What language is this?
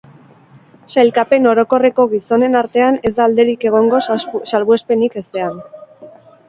Basque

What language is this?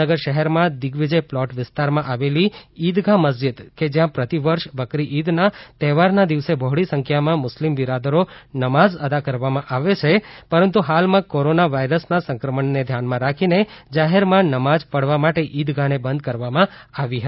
Gujarati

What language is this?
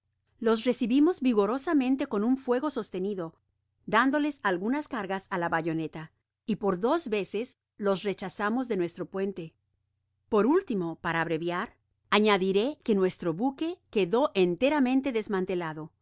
Spanish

